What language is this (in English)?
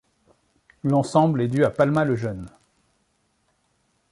French